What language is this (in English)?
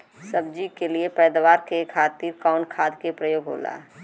Bhojpuri